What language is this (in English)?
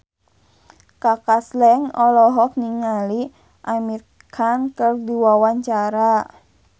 Sundanese